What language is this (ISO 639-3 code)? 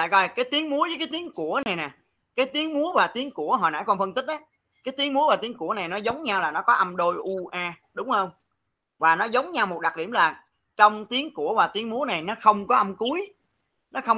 vie